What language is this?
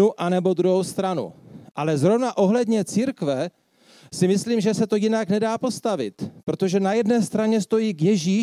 Czech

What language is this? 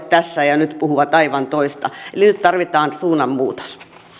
Finnish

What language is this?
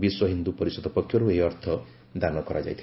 Odia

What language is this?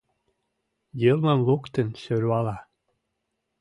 Mari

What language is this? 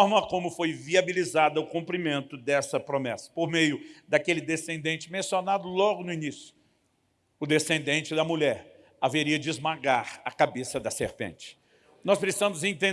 Portuguese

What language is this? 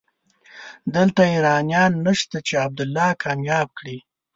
Pashto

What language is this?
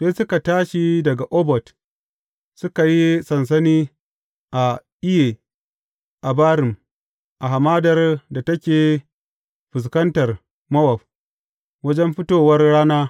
Hausa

